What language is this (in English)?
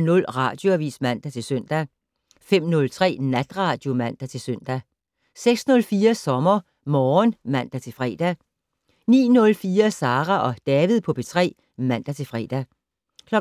Danish